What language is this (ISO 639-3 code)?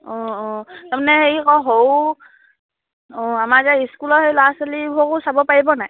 asm